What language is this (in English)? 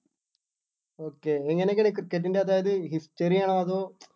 Malayalam